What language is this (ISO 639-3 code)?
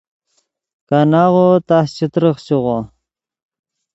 ydg